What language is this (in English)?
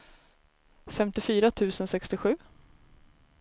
Swedish